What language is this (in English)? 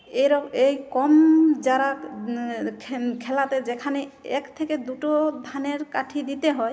Bangla